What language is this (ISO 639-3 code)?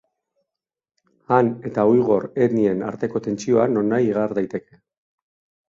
eus